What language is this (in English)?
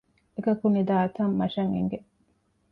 Divehi